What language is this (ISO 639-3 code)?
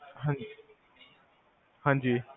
pan